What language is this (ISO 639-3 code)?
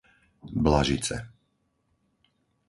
slk